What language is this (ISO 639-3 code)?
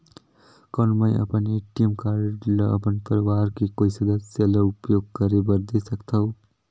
hne